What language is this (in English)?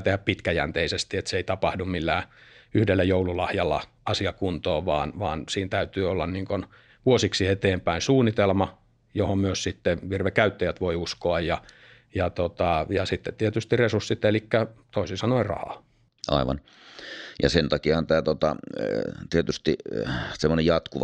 Finnish